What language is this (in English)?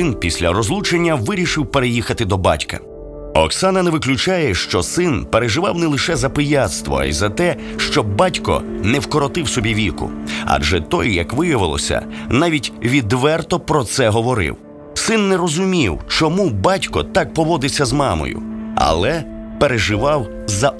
Ukrainian